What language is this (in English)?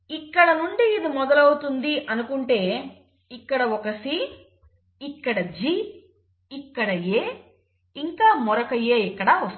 Telugu